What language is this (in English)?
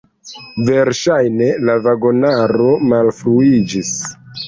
Esperanto